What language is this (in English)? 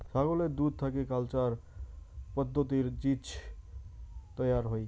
Bangla